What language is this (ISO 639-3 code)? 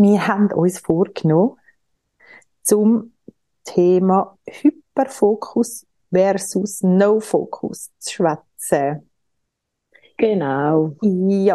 deu